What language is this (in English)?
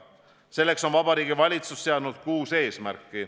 Estonian